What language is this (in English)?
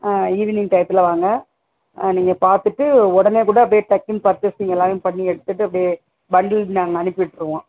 Tamil